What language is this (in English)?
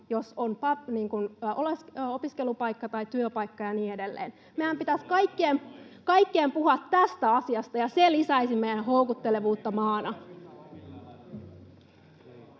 Finnish